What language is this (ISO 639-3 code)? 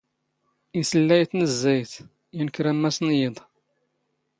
zgh